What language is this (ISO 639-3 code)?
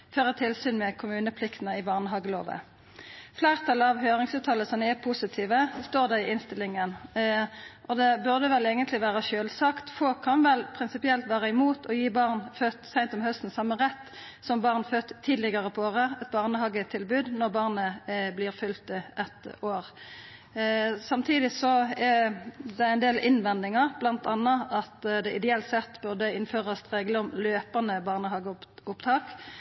nno